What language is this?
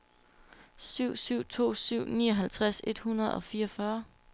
Danish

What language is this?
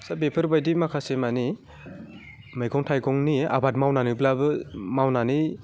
Bodo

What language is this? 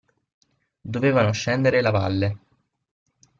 Italian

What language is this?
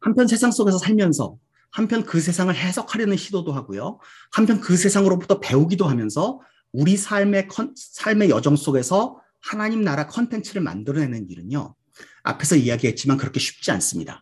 Korean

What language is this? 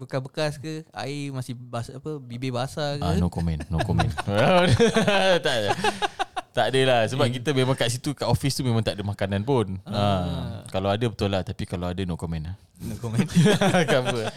Malay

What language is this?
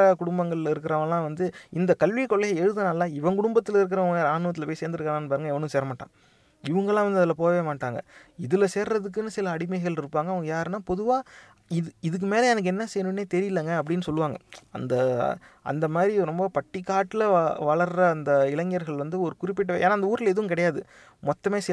Tamil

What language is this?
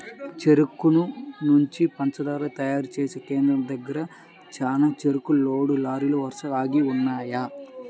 Telugu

